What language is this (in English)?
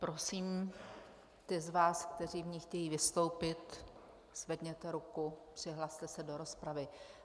Czech